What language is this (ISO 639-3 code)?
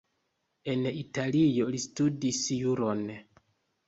epo